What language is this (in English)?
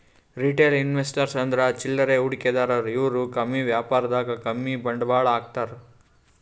Kannada